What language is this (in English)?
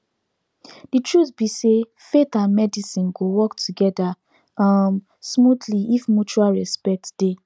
Nigerian Pidgin